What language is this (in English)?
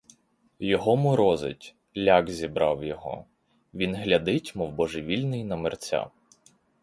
Ukrainian